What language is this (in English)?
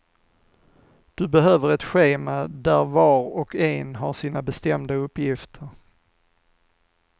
Swedish